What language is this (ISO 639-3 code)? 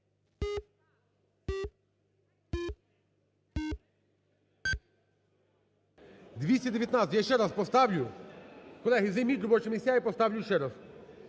ukr